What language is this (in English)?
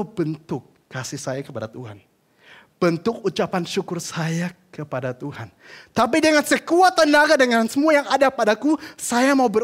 Indonesian